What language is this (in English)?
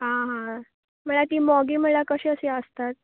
Konkani